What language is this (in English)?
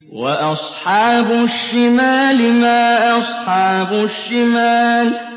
Arabic